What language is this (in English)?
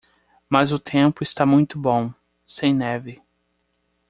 Portuguese